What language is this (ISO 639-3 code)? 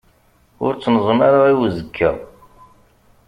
kab